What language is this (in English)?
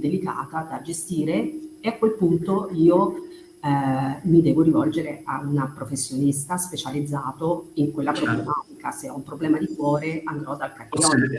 Italian